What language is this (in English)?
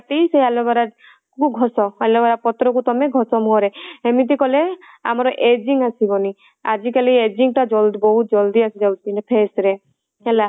Odia